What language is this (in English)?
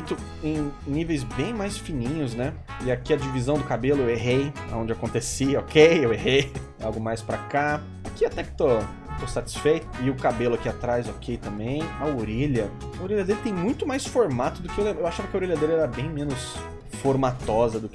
Portuguese